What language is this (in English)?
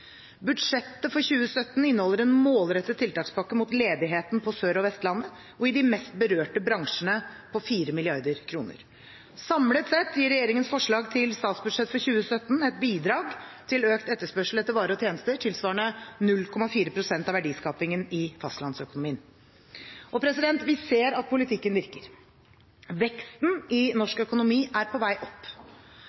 Norwegian Bokmål